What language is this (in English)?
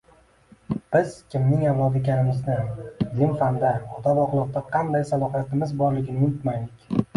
Uzbek